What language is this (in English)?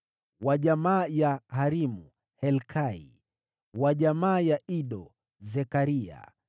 Swahili